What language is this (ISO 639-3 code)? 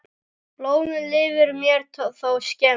isl